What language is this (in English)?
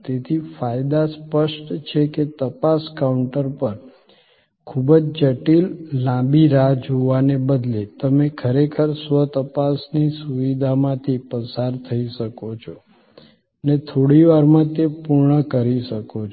Gujarati